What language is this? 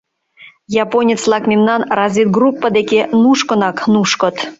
Mari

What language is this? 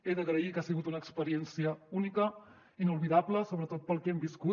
Catalan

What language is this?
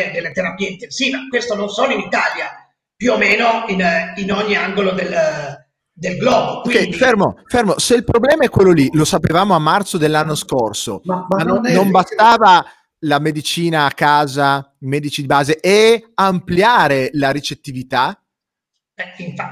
Italian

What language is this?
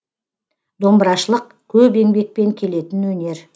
Kazakh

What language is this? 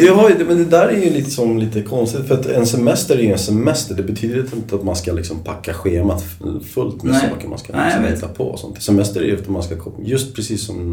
Swedish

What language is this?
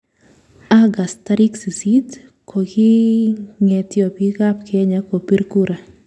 Kalenjin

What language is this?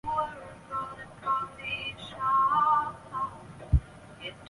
Chinese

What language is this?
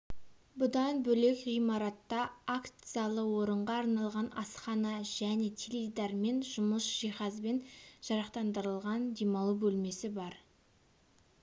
Kazakh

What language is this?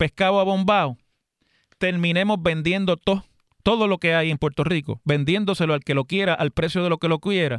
Spanish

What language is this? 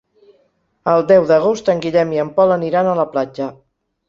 Catalan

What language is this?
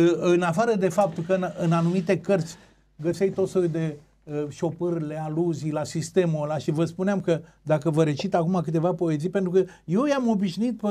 Romanian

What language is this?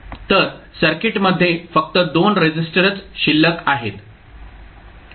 Marathi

